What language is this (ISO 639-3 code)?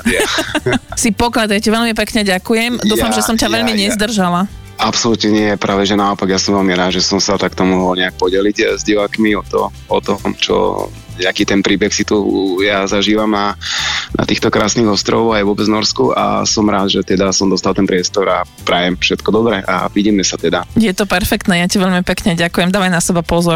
slk